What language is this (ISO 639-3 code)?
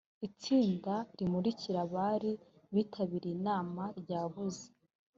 kin